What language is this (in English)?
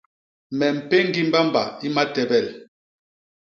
Basaa